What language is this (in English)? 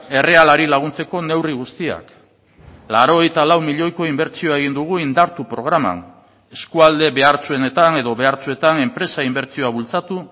Basque